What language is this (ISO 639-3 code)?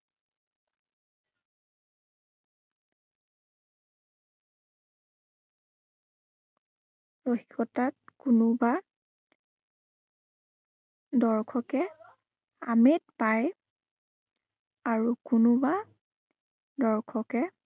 asm